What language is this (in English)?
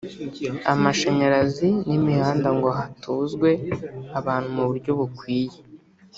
Kinyarwanda